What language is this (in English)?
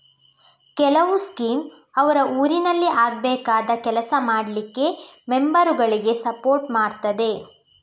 Kannada